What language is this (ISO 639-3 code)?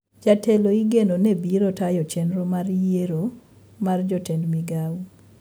luo